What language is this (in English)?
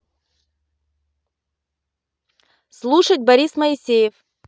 Russian